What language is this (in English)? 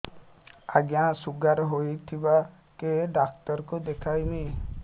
Odia